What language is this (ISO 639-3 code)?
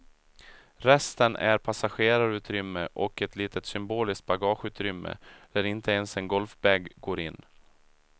swe